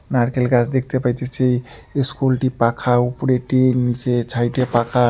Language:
Bangla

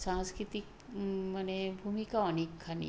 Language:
Bangla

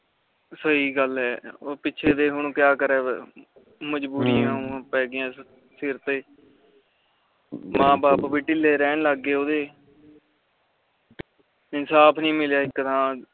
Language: Punjabi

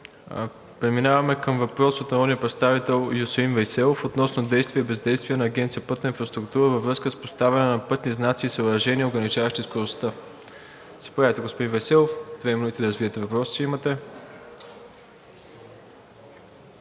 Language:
Bulgarian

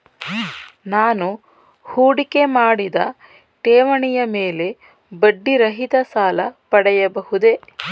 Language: Kannada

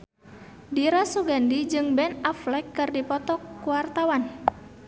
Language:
Sundanese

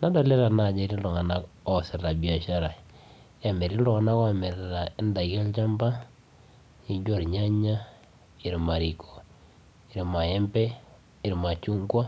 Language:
Masai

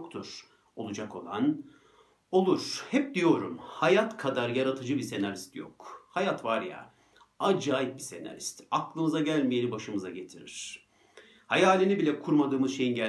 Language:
Turkish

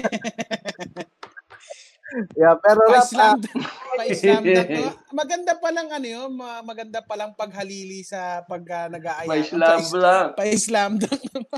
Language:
Filipino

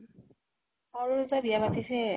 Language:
Assamese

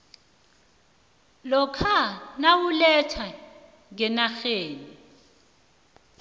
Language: South Ndebele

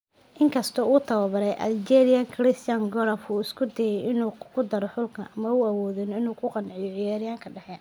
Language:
Somali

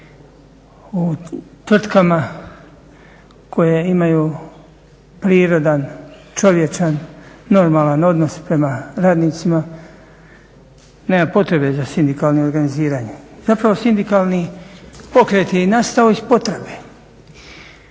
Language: Croatian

